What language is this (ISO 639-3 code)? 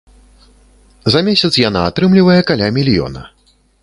bel